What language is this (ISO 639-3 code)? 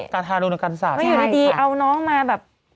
tha